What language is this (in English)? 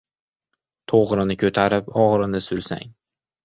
Uzbek